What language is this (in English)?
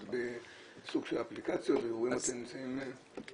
Hebrew